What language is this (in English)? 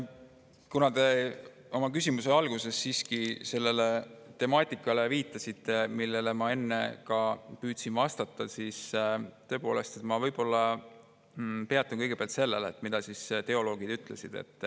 Estonian